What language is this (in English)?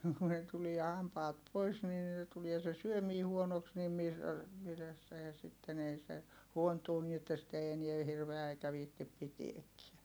Finnish